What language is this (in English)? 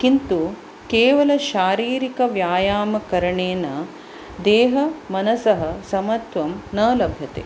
Sanskrit